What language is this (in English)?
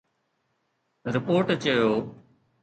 Sindhi